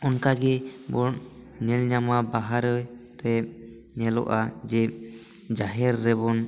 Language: Santali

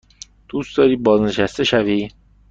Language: Persian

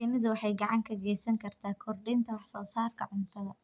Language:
Somali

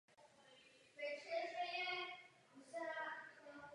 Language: Czech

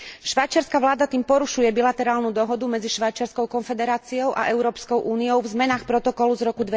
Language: Slovak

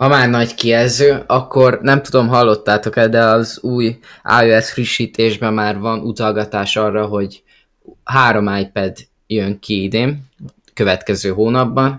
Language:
Hungarian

